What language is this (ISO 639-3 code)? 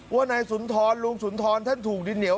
tha